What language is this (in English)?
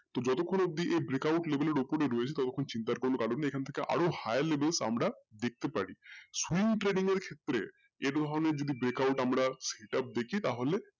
Bangla